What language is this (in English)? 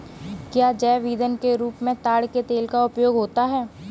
Hindi